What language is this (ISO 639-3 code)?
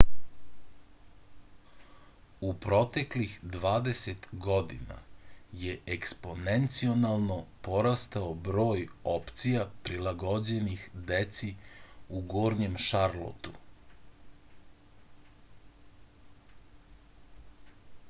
srp